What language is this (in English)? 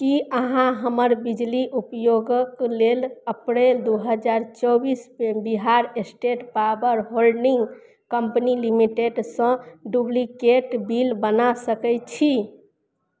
Maithili